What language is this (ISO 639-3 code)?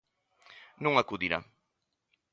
glg